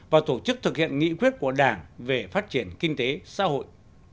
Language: Vietnamese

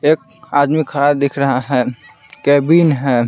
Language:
Hindi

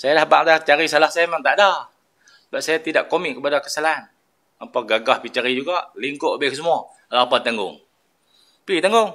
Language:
Malay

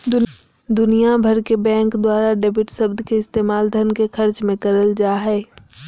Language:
Magahi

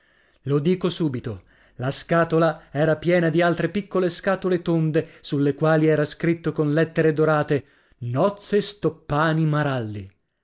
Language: Italian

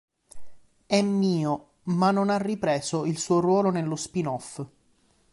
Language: Italian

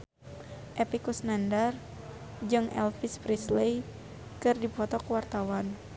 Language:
Sundanese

